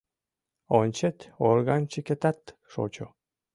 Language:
Mari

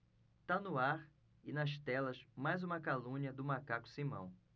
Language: Portuguese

